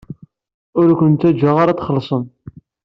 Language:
Kabyle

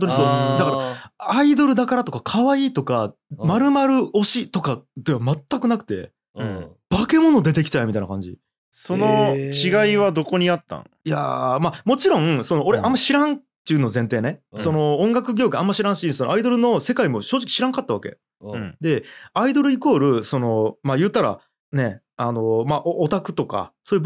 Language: Japanese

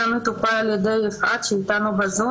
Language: Hebrew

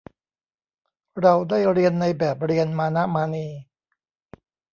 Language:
Thai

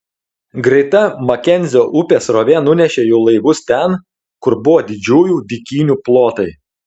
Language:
Lithuanian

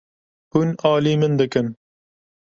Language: Kurdish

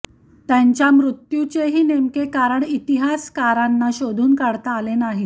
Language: Marathi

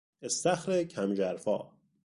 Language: Persian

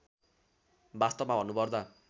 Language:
Nepali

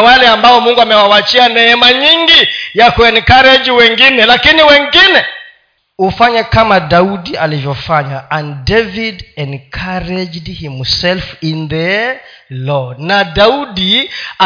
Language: Swahili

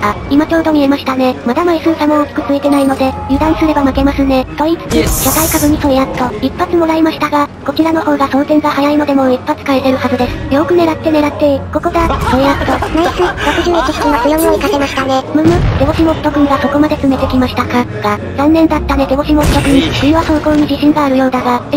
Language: Japanese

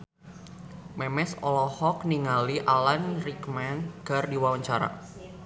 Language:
Sundanese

